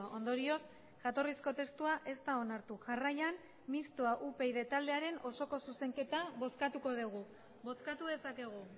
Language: Basque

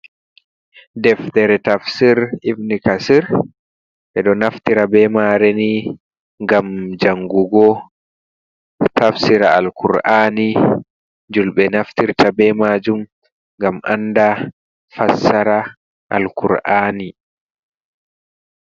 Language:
Fula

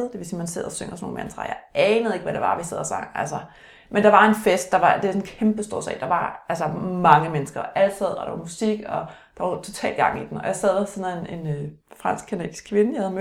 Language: Danish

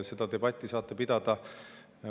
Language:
Estonian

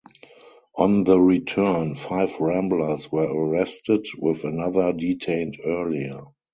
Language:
English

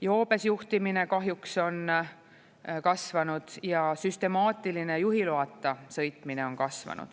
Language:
Estonian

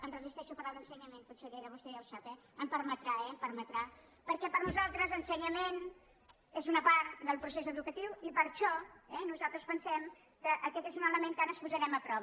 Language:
Catalan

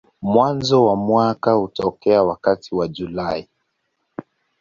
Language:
Swahili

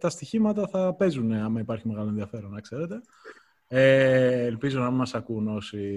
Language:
Greek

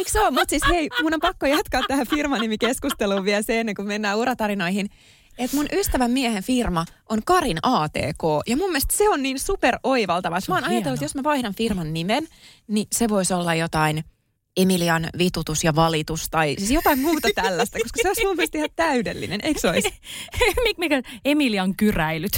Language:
Finnish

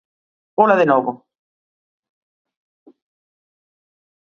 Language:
Galician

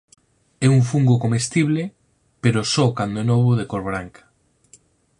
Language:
Galician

